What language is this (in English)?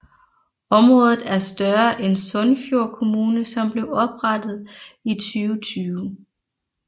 Danish